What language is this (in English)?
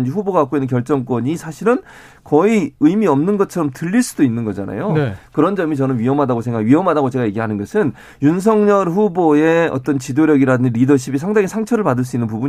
Korean